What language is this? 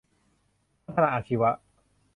Thai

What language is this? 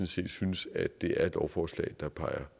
Danish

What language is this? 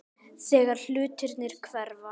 Icelandic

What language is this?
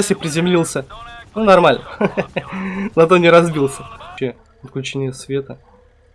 Russian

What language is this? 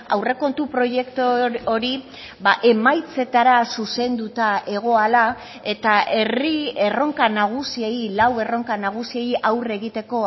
Basque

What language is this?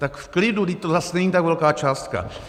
Czech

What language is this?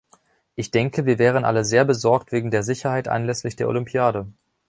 German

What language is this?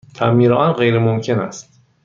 Persian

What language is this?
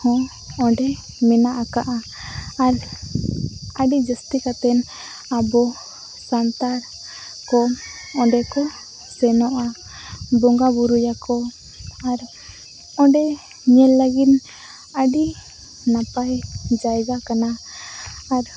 Santali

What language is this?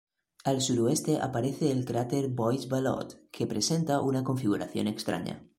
Spanish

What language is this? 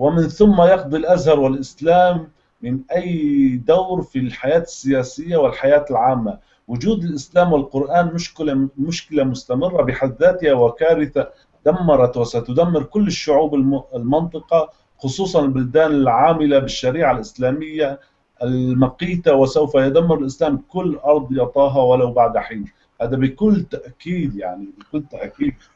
Arabic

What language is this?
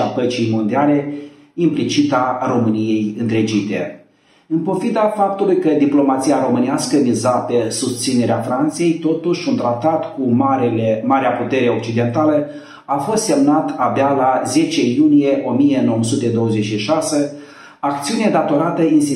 Romanian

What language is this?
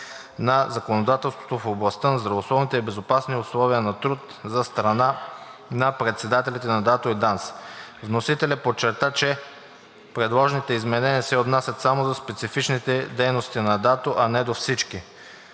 Bulgarian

